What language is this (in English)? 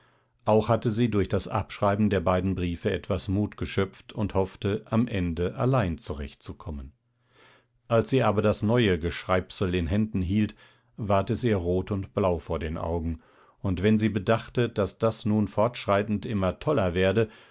German